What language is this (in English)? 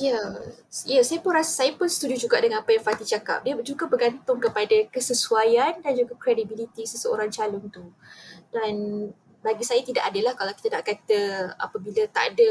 Malay